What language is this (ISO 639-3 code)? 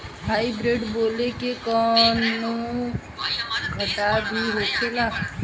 bho